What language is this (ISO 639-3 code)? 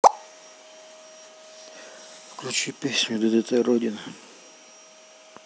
rus